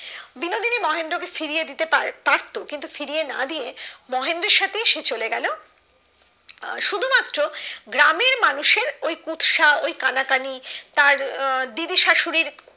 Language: Bangla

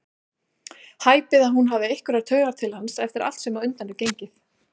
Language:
Icelandic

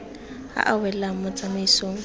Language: Tswana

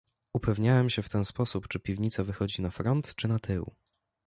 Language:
Polish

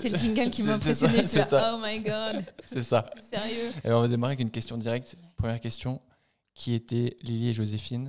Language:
French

